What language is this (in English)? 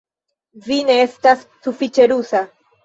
Esperanto